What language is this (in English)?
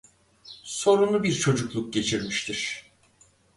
Turkish